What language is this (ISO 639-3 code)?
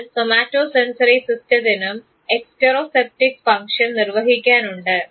mal